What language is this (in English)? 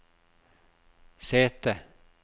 Norwegian